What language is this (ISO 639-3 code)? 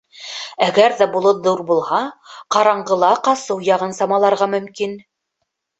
bak